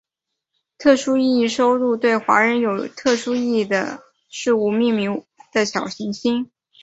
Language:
Chinese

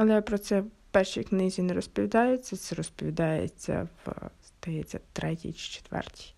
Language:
Ukrainian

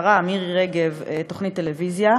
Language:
Hebrew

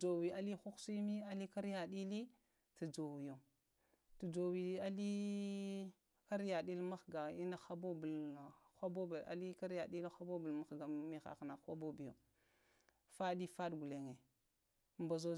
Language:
Lamang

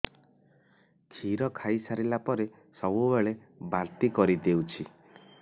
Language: Odia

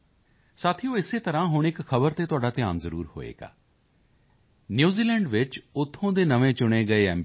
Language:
Punjabi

